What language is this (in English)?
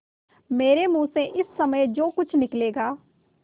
Hindi